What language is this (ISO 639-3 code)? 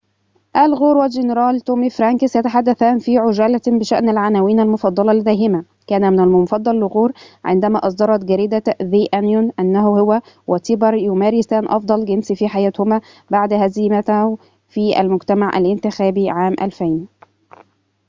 ara